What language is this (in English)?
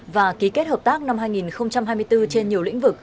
Vietnamese